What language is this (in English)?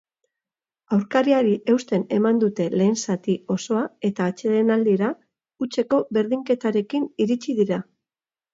Basque